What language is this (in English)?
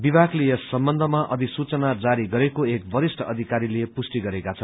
Nepali